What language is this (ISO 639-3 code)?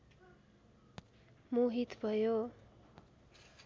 nep